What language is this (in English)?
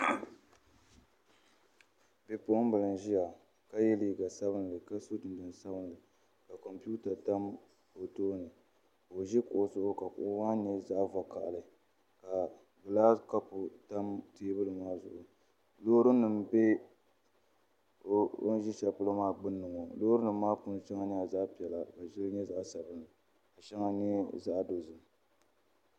Dagbani